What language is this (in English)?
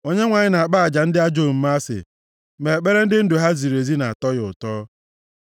Igbo